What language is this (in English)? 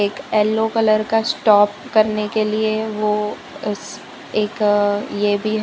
Hindi